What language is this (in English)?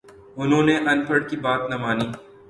Urdu